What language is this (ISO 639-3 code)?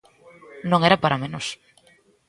glg